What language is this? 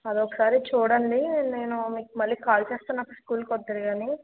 Telugu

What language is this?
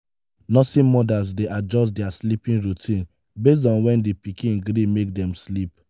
Nigerian Pidgin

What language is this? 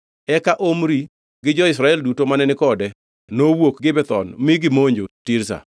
Luo (Kenya and Tanzania)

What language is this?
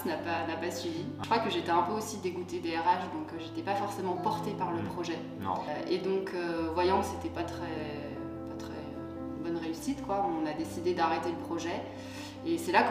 French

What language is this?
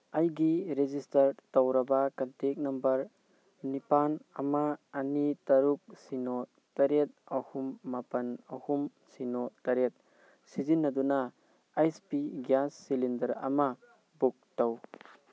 Manipuri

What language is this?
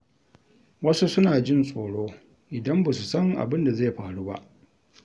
Hausa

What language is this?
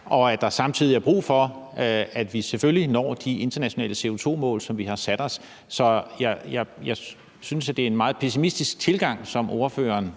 Danish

